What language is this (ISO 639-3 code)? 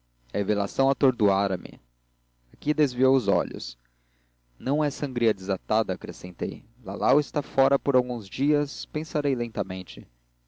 por